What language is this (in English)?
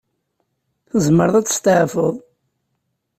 Kabyle